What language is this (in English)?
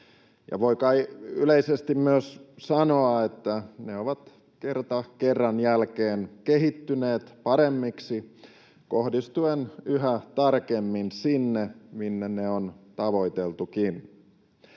Finnish